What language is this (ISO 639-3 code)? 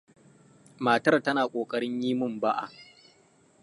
hau